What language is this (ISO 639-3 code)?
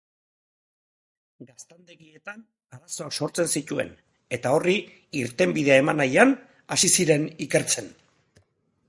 eus